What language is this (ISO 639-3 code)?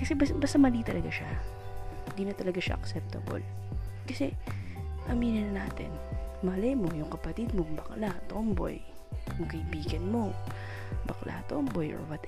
fil